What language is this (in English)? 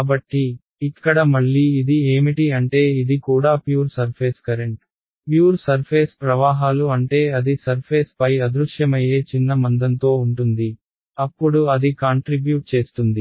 Telugu